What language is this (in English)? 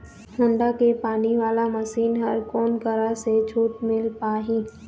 Chhattisgarhi